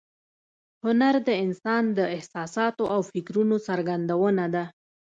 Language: Pashto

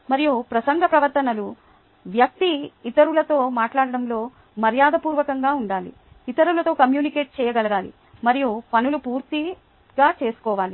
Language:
Telugu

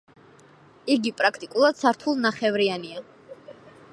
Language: Georgian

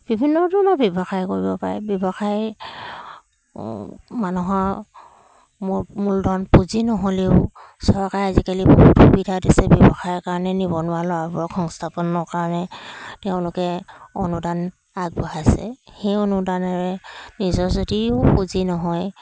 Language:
Assamese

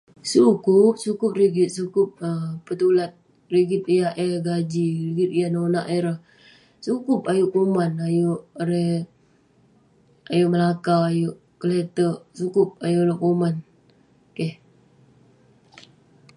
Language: Western Penan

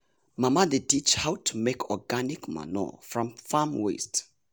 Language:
Nigerian Pidgin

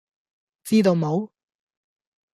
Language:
Cantonese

